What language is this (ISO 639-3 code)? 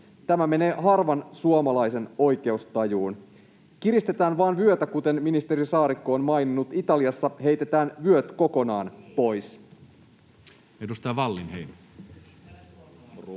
fin